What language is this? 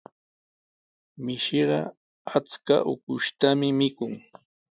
Sihuas Ancash Quechua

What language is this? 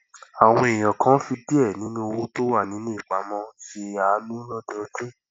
Yoruba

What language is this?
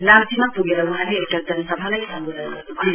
Nepali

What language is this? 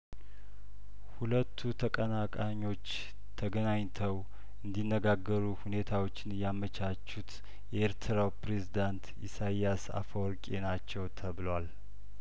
Amharic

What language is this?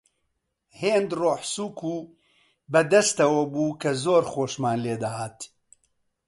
Central Kurdish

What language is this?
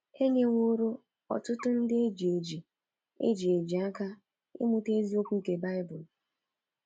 Igbo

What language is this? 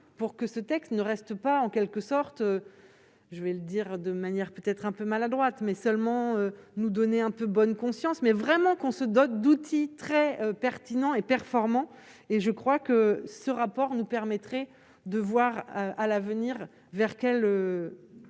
French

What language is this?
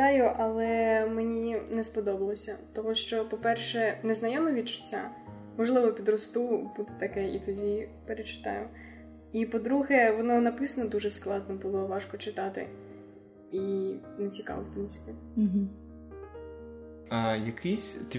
Ukrainian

